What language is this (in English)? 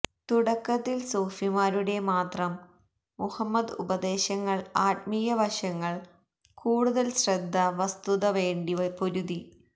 Malayalam